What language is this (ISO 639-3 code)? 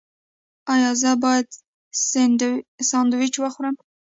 pus